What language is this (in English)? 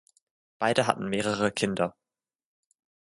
German